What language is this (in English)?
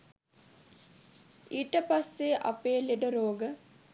Sinhala